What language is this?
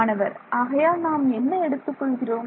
Tamil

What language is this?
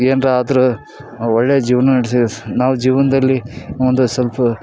Kannada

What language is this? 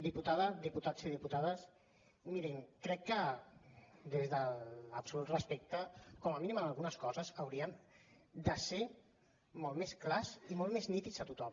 Catalan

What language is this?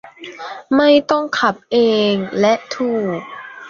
Thai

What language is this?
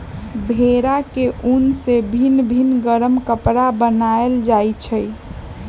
Magahi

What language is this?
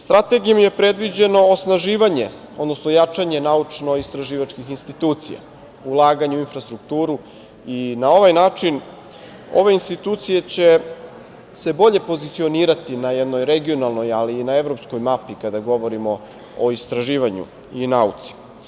Serbian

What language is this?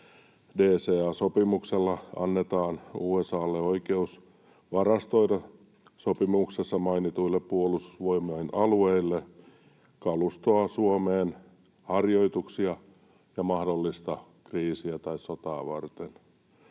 Finnish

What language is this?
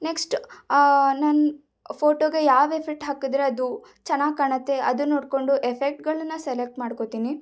Kannada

